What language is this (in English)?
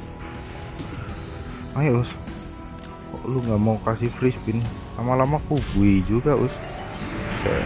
Indonesian